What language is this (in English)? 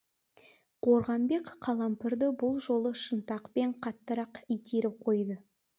Kazakh